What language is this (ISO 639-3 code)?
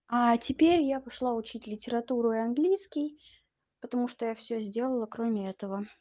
rus